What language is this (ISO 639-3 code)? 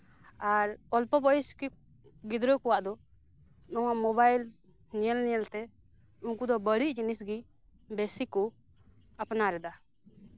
sat